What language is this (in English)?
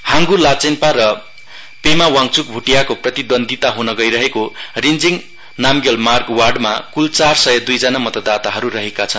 Nepali